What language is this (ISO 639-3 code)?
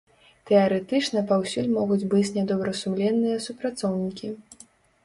bel